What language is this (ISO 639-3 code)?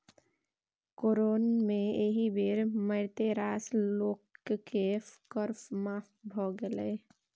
mai